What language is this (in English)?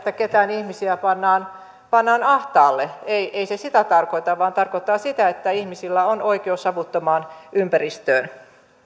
Finnish